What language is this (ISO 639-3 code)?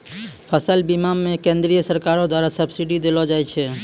mai